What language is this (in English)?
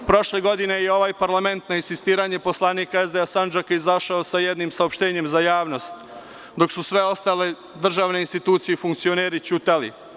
Serbian